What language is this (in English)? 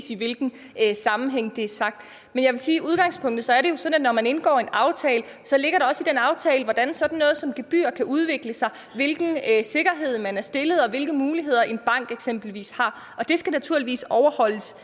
Danish